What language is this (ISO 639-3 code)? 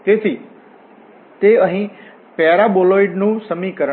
guj